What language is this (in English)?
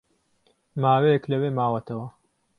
Central Kurdish